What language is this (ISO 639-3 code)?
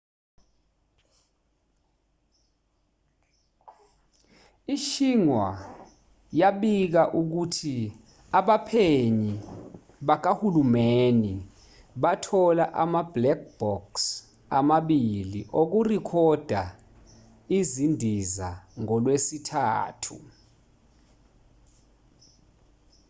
zul